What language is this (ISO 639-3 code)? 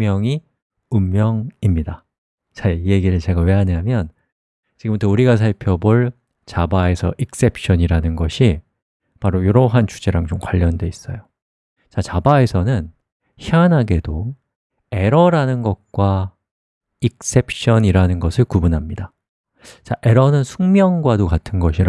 kor